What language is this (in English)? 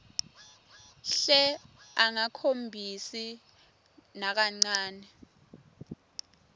Swati